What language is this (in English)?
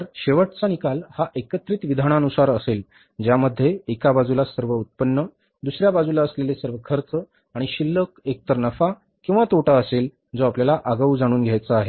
Marathi